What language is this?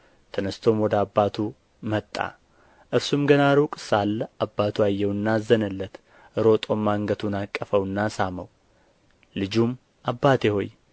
Amharic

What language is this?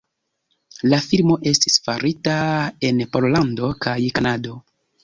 Esperanto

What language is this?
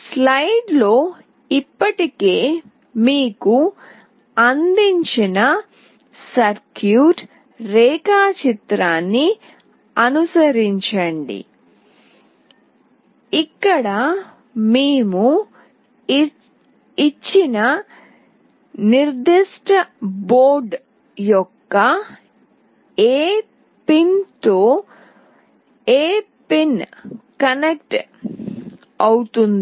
Telugu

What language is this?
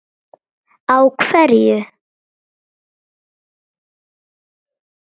Icelandic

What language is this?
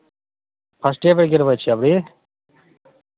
Maithili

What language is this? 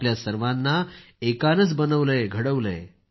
Marathi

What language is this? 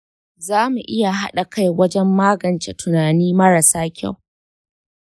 Hausa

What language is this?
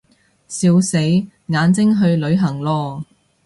Cantonese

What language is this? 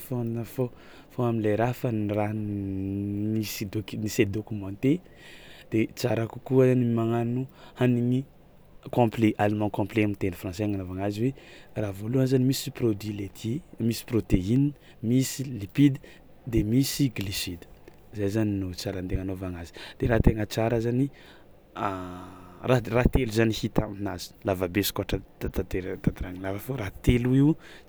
Tsimihety Malagasy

